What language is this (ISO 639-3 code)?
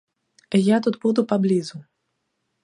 bel